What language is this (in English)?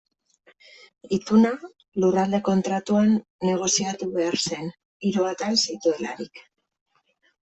Basque